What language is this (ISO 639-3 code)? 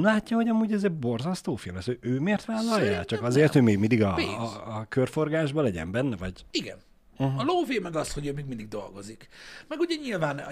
hun